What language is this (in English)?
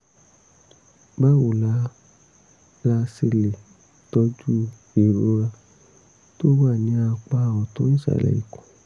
Yoruba